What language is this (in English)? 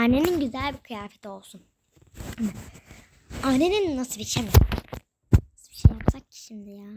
Turkish